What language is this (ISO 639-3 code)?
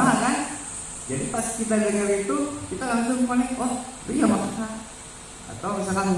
ind